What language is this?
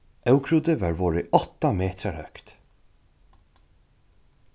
Faroese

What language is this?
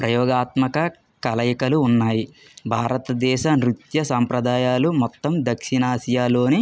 Telugu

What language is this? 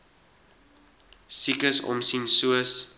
Afrikaans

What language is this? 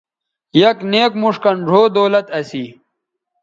Bateri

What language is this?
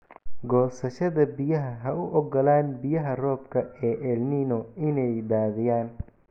Somali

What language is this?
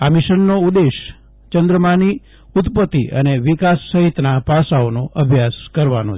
Gujarati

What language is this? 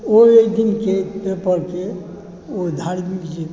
Maithili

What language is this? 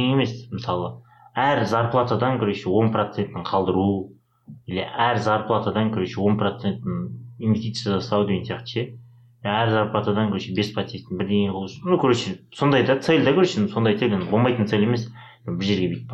Russian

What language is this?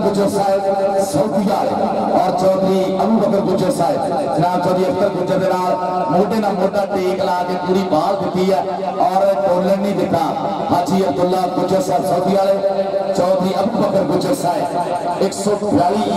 Arabic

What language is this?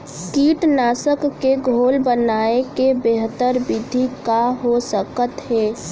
Chhattisgarhi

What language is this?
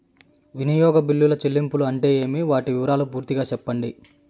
Telugu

